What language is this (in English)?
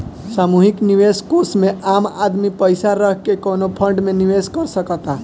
Bhojpuri